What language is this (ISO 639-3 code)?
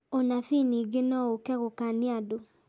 kik